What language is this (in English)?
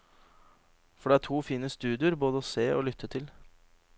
Norwegian